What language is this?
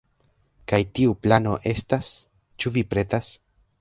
Esperanto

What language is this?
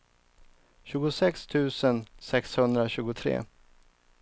Swedish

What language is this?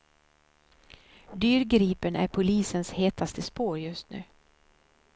Swedish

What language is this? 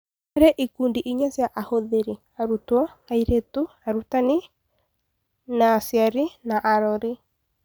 Kikuyu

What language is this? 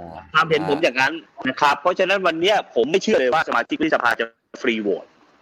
Thai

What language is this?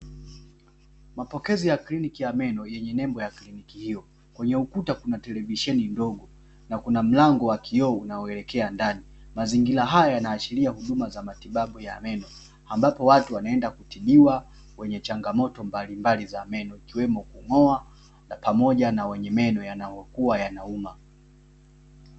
Swahili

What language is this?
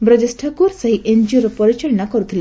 Odia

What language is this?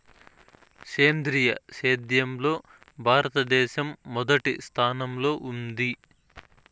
Telugu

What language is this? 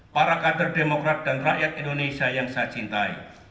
Indonesian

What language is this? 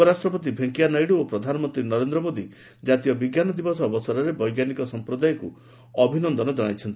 Odia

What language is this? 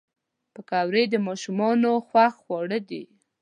Pashto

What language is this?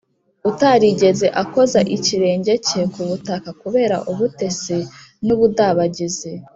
Kinyarwanda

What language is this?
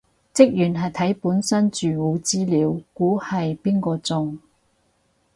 Cantonese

